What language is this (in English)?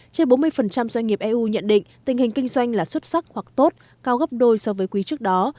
Vietnamese